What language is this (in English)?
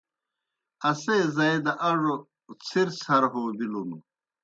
Kohistani Shina